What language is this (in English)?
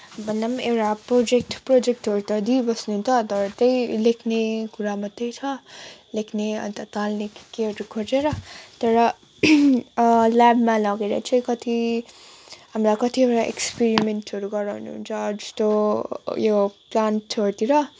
Nepali